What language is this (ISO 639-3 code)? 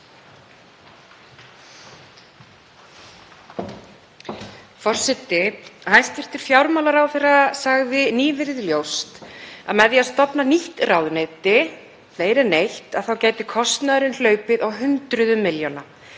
isl